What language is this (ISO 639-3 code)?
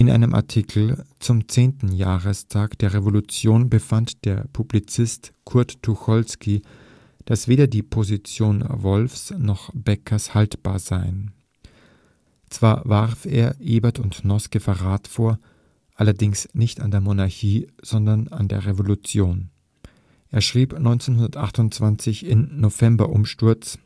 deu